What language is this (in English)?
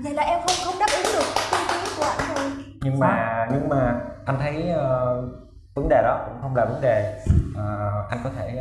Vietnamese